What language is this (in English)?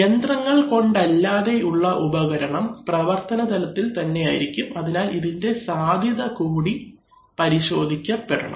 Malayalam